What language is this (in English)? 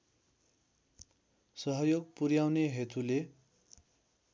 Nepali